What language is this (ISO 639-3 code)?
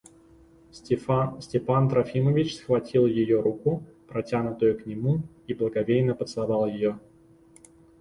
rus